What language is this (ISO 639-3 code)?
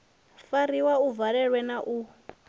ven